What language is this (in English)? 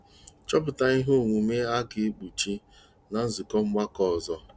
Igbo